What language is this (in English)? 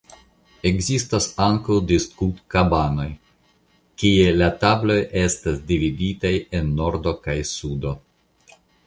Esperanto